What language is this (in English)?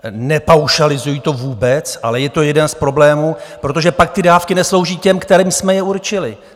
Czech